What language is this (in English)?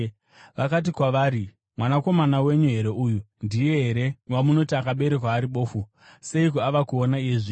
Shona